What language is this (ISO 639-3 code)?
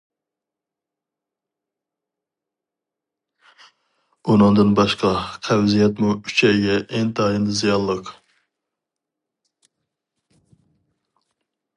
uig